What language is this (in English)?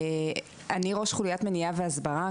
Hebrew